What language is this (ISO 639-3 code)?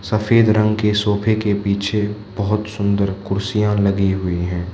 hin